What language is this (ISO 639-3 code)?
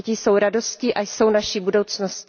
ces